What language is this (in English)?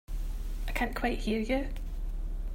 English